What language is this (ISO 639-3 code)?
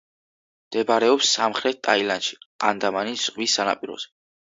kat